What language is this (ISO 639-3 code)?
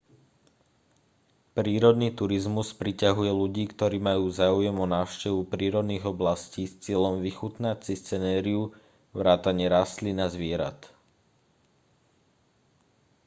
slk